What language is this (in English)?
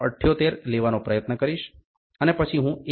Gujarati